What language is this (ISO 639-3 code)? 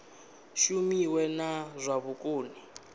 ven